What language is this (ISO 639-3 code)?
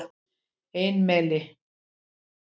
isl